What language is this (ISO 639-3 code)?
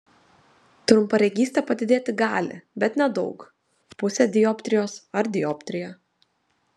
lit